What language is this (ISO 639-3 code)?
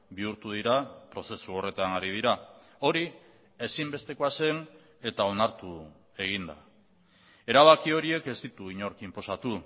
eus